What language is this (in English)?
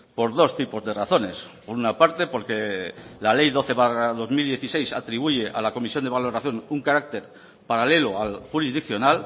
Spanish